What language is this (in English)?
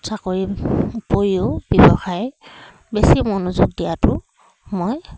Assamese